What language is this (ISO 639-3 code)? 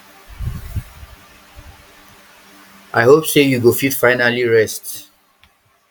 pcm